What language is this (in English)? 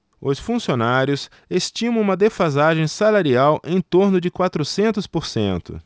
Portuguese